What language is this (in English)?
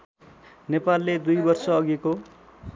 Nepali